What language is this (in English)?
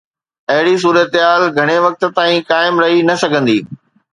Sindhi